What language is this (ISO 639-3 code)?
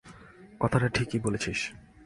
ben